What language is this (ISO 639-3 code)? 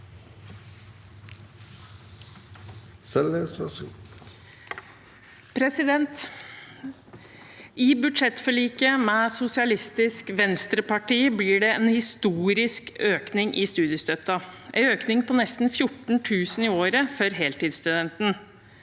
nor